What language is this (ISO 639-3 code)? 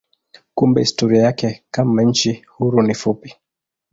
swa